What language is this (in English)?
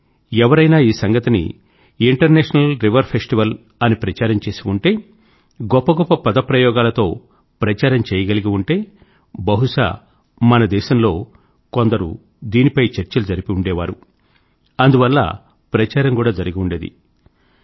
Telugu